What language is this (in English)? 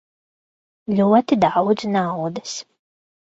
Latvian